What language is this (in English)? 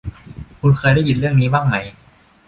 Thai